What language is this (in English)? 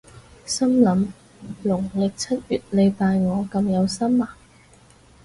Cantonese